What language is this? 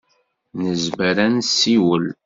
Kabyle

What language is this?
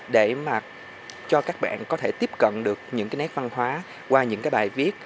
Vietnamese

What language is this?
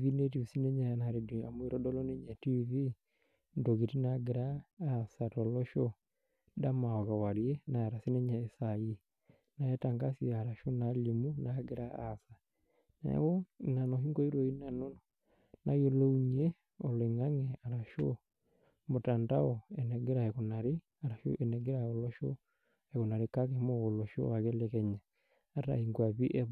Masai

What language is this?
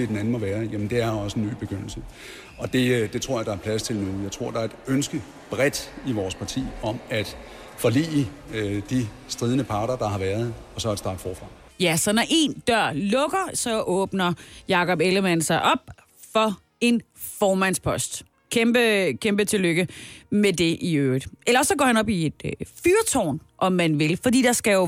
Danish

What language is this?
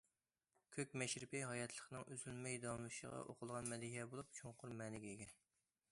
Uyghur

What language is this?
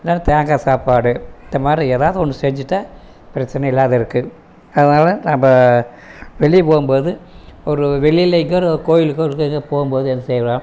Tamil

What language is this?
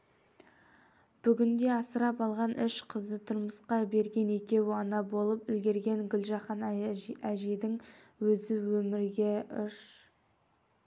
Kazakh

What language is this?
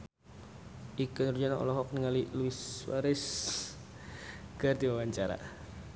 Sundanese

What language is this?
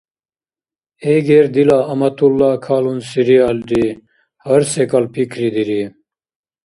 Dargwa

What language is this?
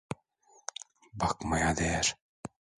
Turkish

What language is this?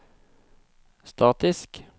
Norwegian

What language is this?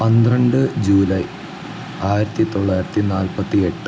Malayalam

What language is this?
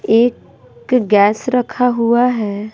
Hindi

